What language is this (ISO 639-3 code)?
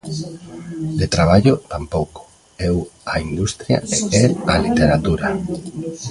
glg